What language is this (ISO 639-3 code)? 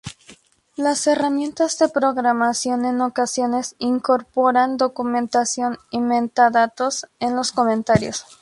spa